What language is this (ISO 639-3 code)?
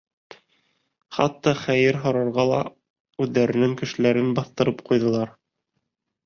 bak